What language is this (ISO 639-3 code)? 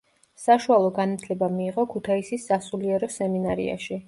kat